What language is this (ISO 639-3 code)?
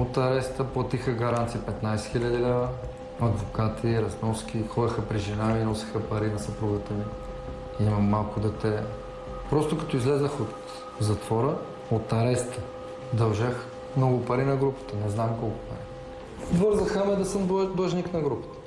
bul